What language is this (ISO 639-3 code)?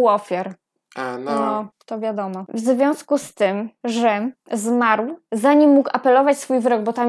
pol